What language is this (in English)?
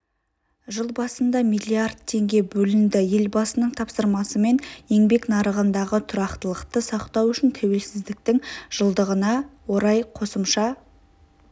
Kazakh